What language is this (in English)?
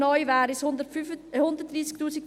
Swiss German